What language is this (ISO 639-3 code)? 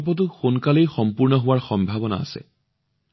asm